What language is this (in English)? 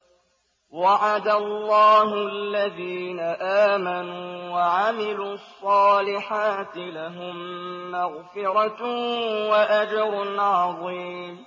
Arabic